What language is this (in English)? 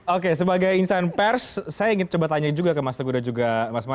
Indonesian